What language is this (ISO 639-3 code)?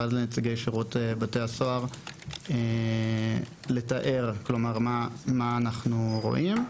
heb